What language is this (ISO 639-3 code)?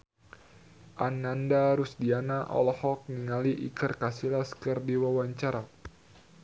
sun